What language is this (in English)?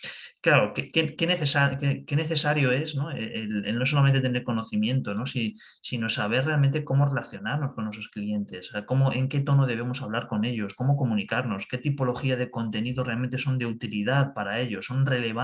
Spanish